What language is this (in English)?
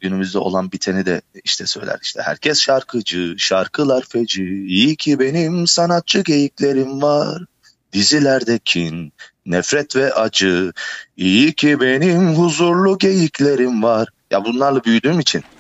Turkish